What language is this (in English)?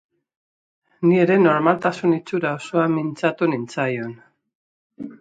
Basque